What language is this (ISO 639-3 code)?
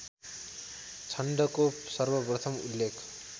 nep